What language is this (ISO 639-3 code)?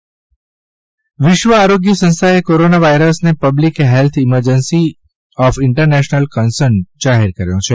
guj